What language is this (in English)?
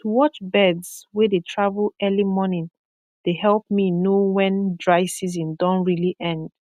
Nigerian Pidgin